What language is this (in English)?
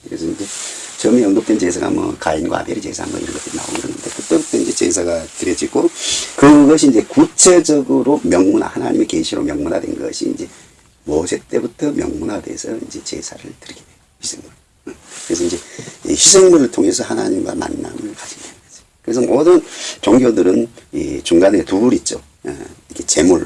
Korean